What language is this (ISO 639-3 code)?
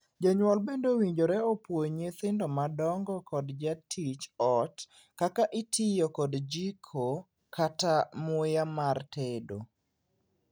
luo